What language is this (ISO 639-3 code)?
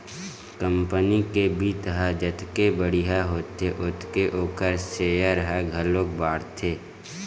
hne